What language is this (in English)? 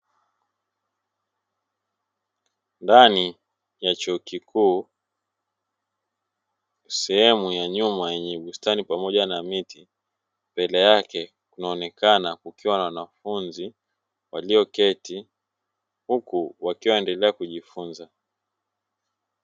Swahili